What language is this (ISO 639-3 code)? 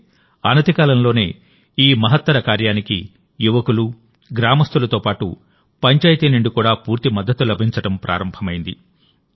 tel